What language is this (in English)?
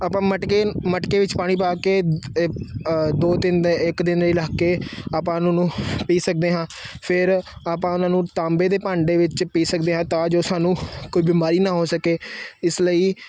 Punjabi